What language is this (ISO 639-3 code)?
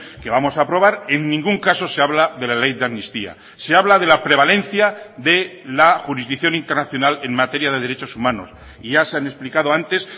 spa